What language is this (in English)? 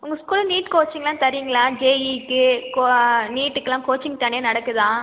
Tamil